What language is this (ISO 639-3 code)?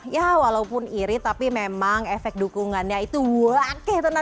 ind